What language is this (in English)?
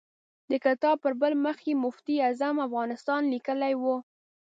Pashto